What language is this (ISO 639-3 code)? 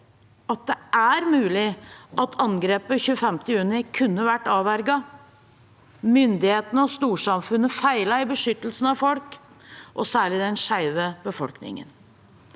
nor